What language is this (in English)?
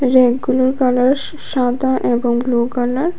Bangla